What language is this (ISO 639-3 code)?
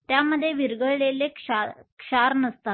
mar